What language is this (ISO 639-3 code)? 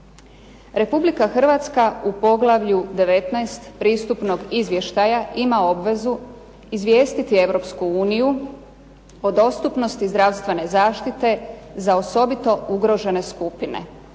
hrv